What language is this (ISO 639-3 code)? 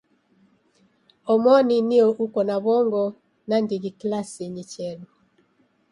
dav